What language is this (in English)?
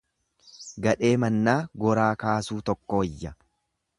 Oromo